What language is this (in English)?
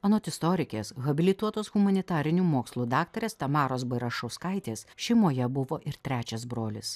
Lithuanian